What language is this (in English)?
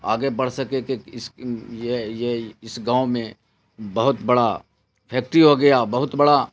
Urdu